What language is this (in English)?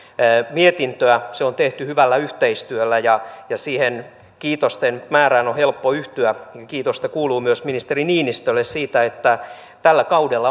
Finnish